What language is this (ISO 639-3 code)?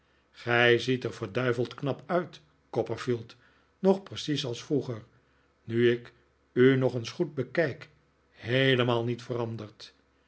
nld